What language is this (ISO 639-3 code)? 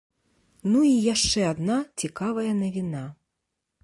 bel